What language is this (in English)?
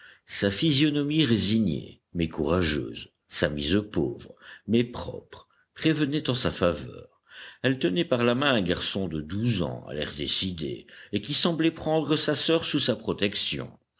French